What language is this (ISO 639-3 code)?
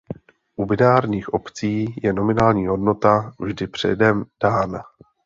ces